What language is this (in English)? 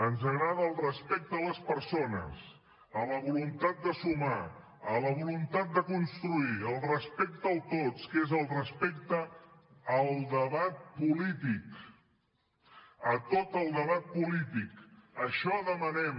Catalan